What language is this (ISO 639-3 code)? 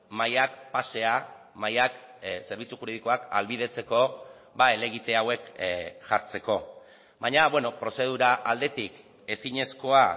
eus